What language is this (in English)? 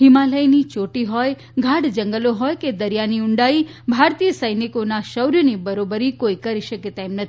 Gujarati